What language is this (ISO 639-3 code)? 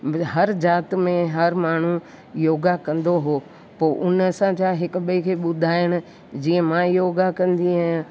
snd